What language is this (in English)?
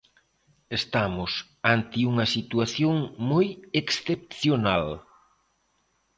Galician